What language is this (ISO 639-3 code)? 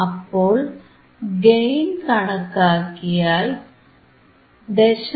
mal